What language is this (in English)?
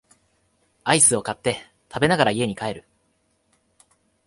Japanese